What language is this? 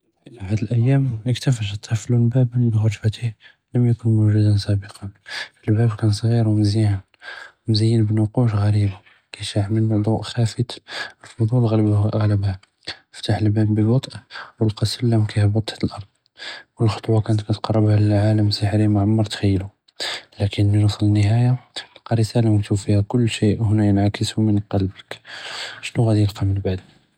Judeo-Arabic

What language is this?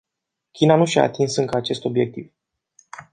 Romanian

